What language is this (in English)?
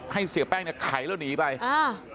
Thai